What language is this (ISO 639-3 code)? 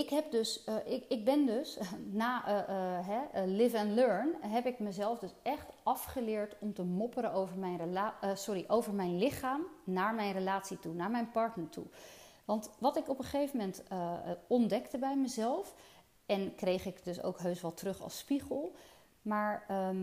nld